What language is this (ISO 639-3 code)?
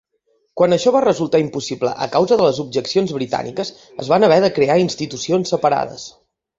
cat